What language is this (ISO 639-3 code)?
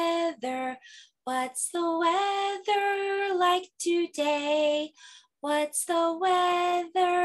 eng